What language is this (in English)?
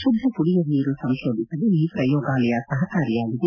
Kannada